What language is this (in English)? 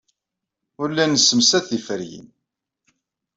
Kabyle